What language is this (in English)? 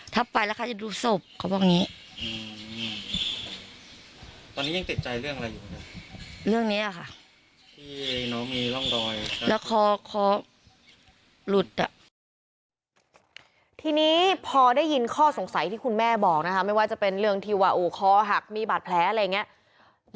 Thai